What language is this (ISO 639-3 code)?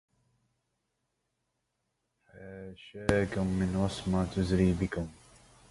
ara